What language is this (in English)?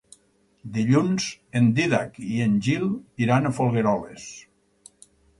Catalan